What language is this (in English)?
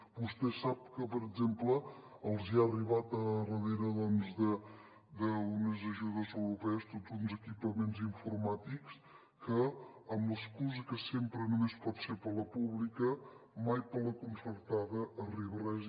Catalan